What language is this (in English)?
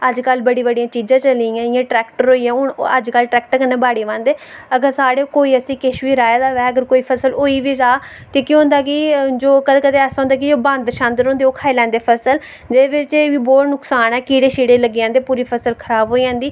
Dogri